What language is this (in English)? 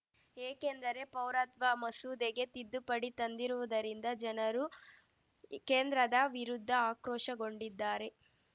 Kannada